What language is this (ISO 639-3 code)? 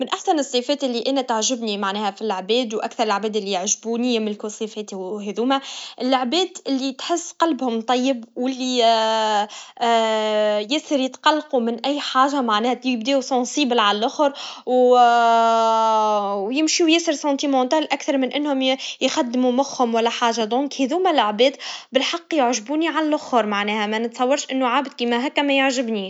aeb